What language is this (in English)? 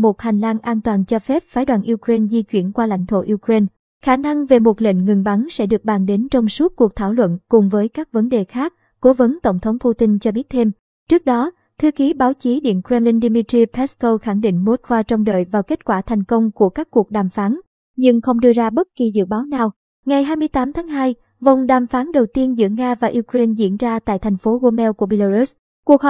Vietnamese